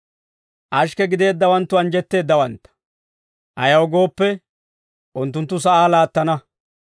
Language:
Dawro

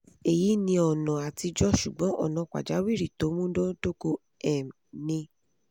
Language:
Yoruba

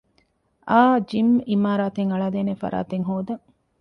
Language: Divehi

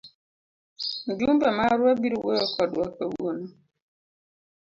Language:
Luo (Kenya and Tanzania)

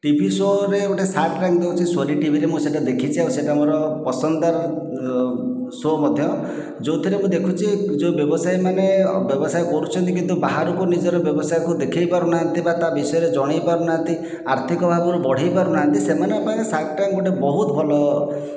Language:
Odia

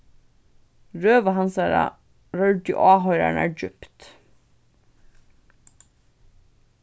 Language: Faroese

